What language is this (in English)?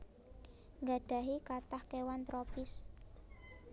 Javanese